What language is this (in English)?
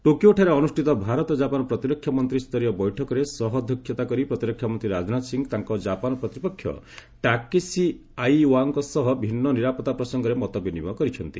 Odia